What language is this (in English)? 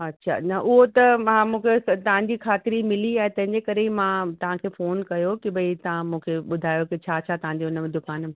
Sindhi